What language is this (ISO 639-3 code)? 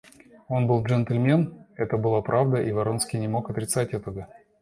rus